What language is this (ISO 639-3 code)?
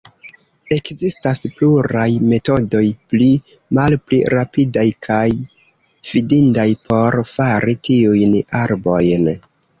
epo